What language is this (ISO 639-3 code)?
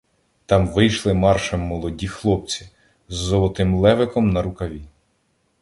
ukr